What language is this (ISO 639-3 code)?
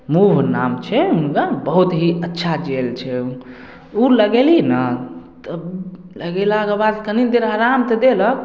mai